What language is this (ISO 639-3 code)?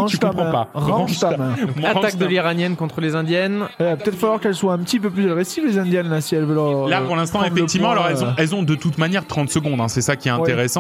fra